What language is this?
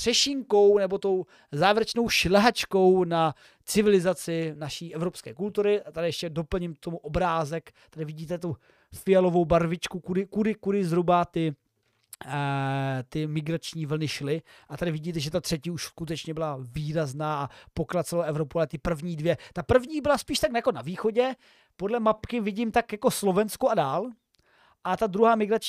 Czech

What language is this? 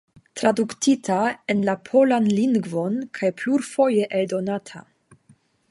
Esperanto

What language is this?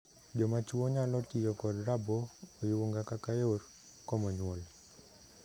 Luo (Kenya and Tanzania)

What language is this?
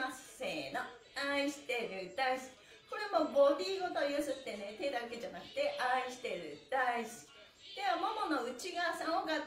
Japanese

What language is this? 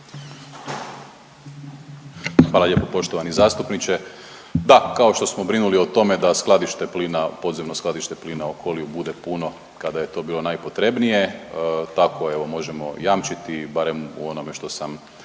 Croatian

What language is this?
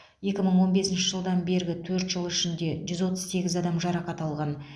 Kazakh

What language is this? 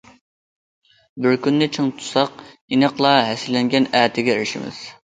Uyghur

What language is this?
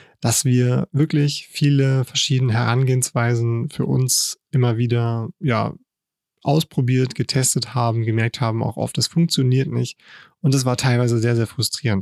German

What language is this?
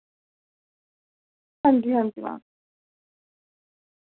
Dogri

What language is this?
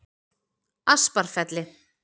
Icelandic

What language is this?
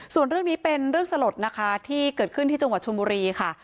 Thai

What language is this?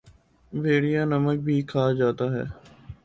Urdu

